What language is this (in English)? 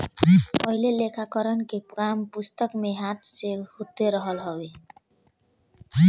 Bhojpuri